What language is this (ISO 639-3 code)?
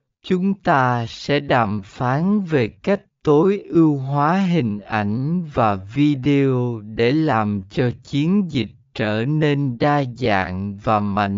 vie